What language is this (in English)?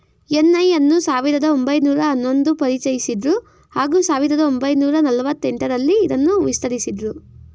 Kannada